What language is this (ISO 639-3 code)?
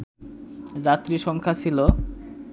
ben